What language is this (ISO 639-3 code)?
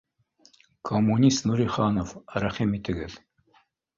bak